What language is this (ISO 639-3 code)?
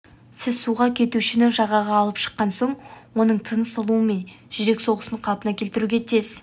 kaz